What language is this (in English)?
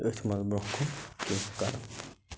Kashmiri